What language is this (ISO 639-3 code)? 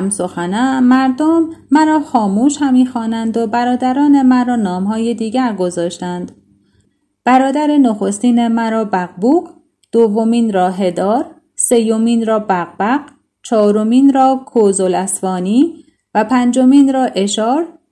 fas